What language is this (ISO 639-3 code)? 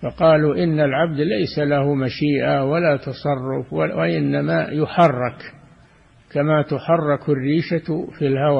ara